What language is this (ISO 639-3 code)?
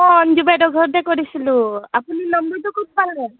asm